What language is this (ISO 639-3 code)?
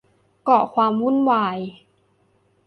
tha